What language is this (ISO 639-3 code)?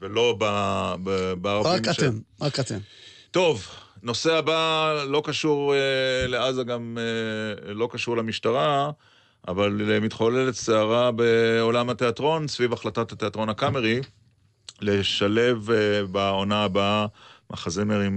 heb